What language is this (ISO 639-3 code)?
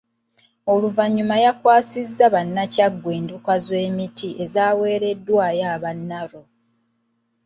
lug